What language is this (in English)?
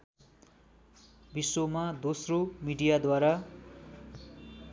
Nepali